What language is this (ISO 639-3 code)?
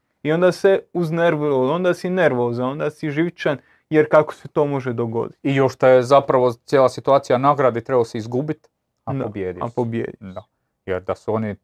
hrv